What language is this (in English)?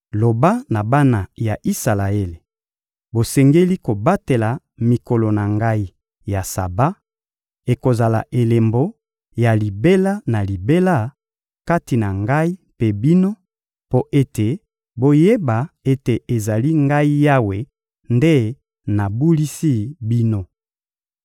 Lingala